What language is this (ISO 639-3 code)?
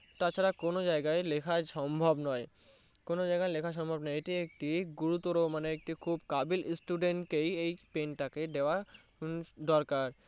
ben